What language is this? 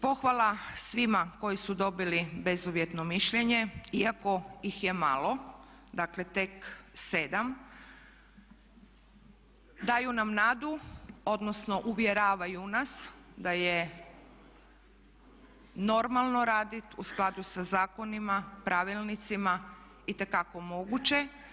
Croatian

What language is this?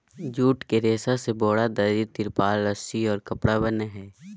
Magahi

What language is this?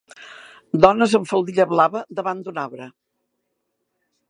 Catalan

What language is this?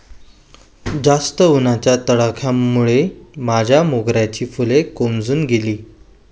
Marathi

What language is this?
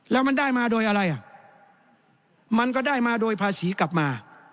Thai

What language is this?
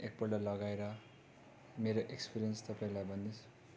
Nepali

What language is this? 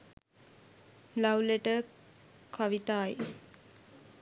Sinhala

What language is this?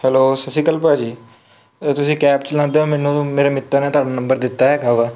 Punjabi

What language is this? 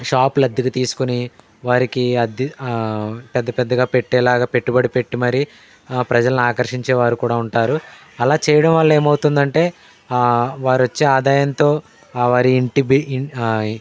Telugu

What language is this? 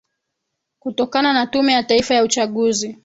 Swahili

